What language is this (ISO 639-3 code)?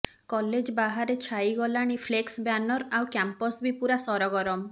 ori